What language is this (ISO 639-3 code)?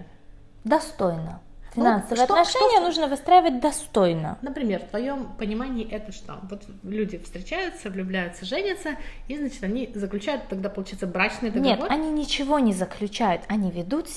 rus